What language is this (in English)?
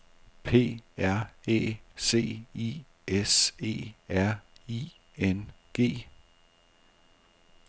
Danish